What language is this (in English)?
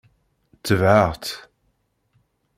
Kabyle